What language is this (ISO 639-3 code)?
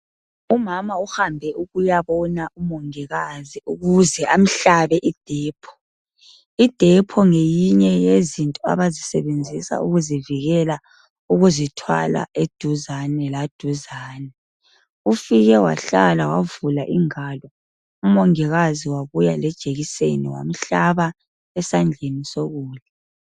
nde